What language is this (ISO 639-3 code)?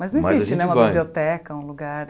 por